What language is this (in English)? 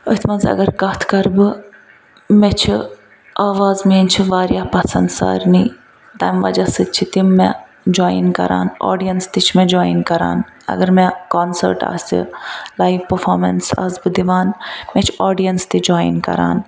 Kashmiri